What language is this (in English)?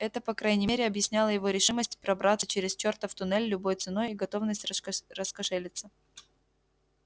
Russian